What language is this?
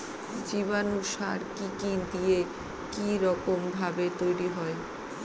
Bangla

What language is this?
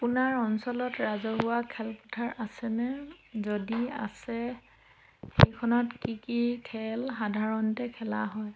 Assamese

